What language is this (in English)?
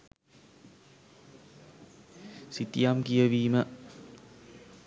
Sinhala